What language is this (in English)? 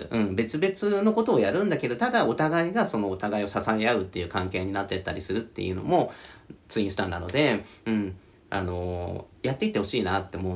Japanese